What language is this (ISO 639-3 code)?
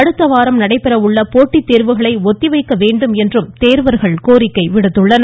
tam